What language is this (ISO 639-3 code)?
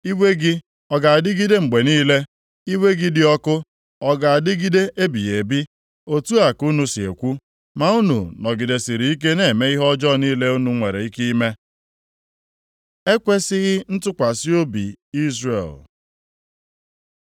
ibo